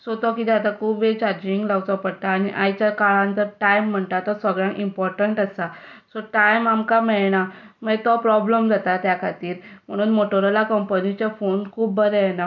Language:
Konkani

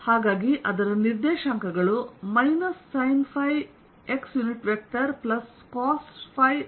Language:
Kannada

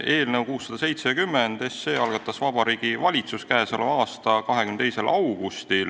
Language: Estonian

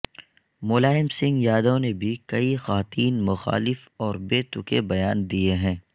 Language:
Urdu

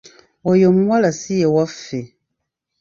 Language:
Ganda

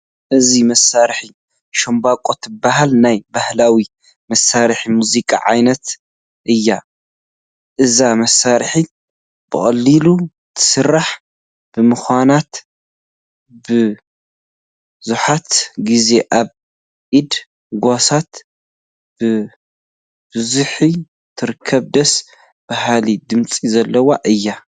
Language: Tigrinya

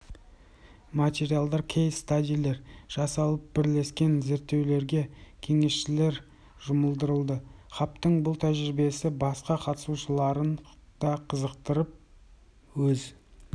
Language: Kazakh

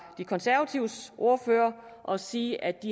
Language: Danish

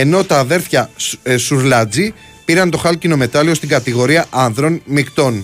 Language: Greek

